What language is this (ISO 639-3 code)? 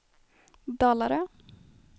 swe